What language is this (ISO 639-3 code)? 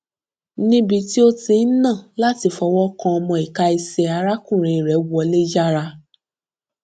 yor